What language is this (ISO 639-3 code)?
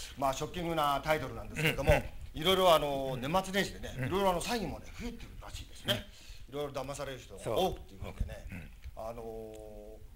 jpn